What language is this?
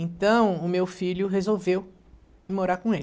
Portuguese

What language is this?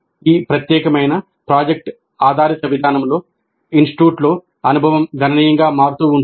Telugu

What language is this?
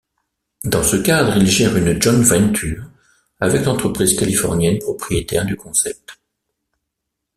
French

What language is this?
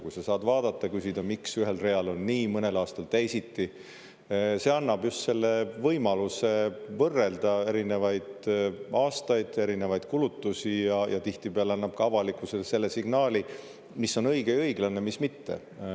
Estonian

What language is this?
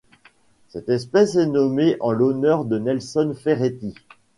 French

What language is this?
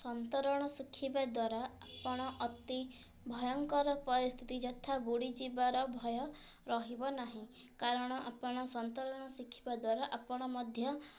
Odia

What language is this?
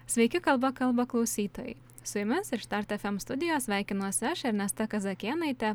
Lithuanian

